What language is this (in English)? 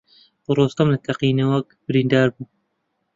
Central Kurdish